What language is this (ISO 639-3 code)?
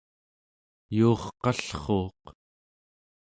esu